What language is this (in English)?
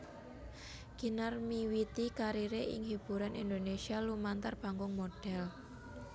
Javanese